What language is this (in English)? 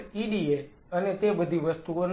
Gujarati